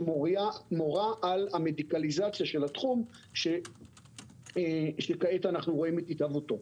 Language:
Hebrew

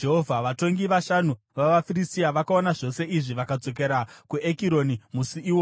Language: Shona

